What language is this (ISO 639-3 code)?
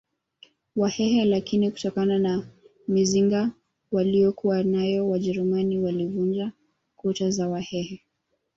swa